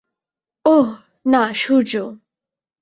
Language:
Bangla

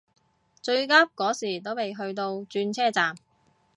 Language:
Cantonese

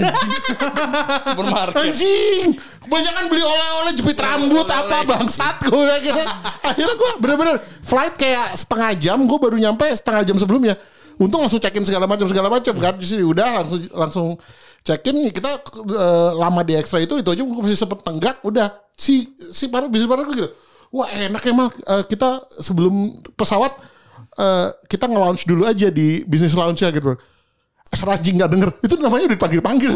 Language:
Indonesian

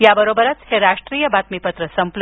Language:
Marathi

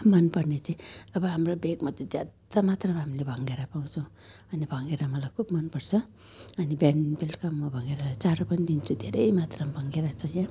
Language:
Nepali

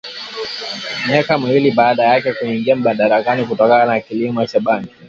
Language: Swahili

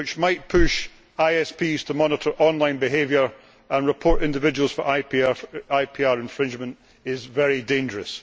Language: English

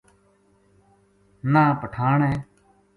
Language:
Gujari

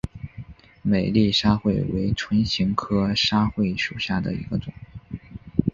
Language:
Chinese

